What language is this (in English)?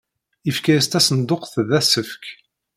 Kabyle